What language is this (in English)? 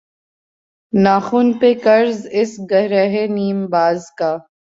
Urdu